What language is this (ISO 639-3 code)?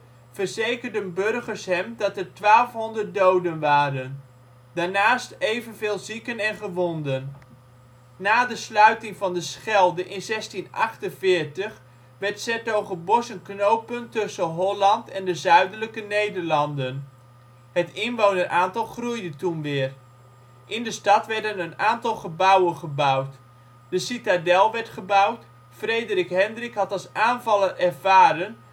nld